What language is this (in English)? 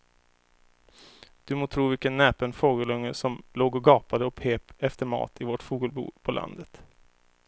Swedish